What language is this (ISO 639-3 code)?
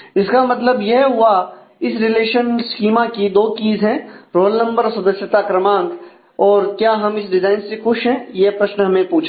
hin